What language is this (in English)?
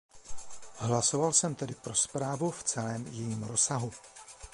Czech